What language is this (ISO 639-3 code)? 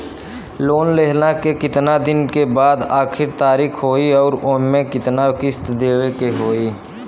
bho